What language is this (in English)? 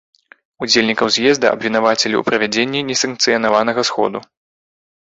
Belarusian